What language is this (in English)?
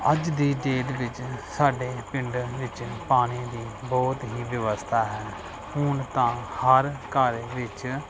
Punjabi